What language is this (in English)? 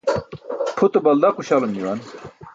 Burushaski